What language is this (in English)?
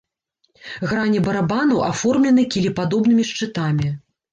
Belarusian